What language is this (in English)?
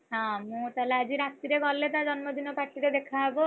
Odia